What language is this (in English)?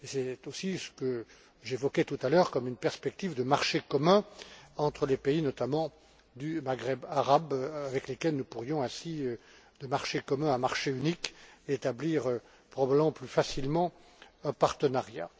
French